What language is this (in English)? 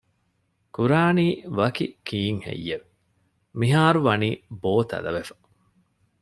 Divehi